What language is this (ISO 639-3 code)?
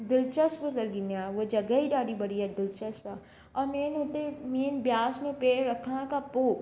snd